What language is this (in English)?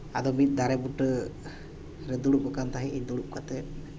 Santali